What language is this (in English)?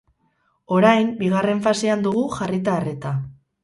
Basque